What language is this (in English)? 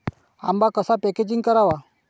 Marathi